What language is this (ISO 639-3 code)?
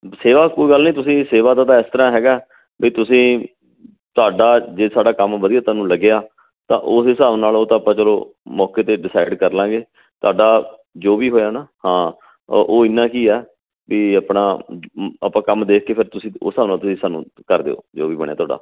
pan